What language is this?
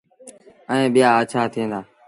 Sindhi Bhil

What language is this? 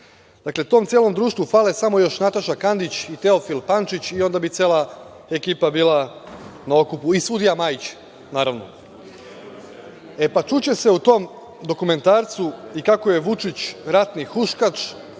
Serbian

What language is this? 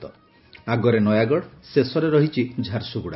Odia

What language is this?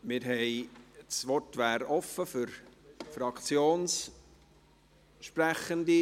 Swiss German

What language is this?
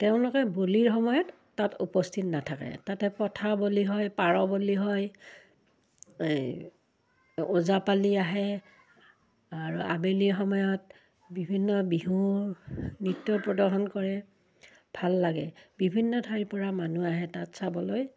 Assamese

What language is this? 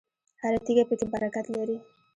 Pashto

